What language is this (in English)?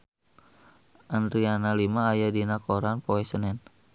Sundanese